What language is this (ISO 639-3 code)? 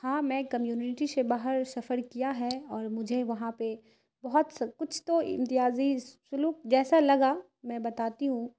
urd